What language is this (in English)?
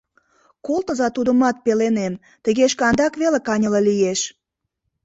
Mari